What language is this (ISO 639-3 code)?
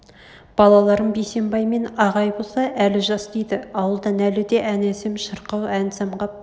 kaz